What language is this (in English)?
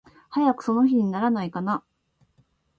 Japanese